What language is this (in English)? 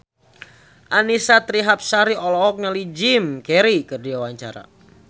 Sundanese